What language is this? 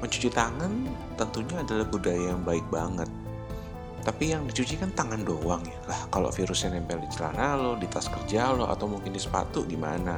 Indonesian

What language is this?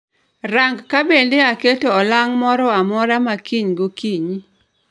Luo (Kenya and Tanzania)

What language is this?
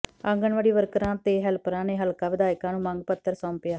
Punjabi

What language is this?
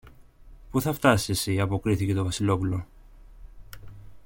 Greek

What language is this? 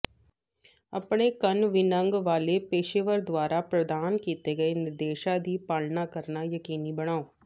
Punjabi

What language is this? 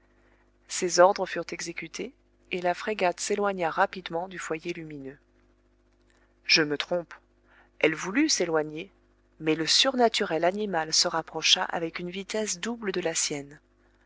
French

